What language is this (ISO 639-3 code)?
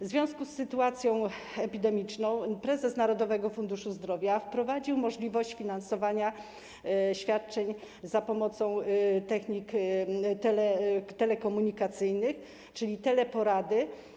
pol